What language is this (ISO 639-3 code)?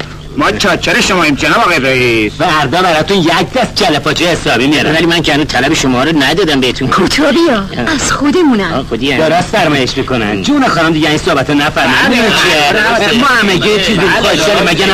fas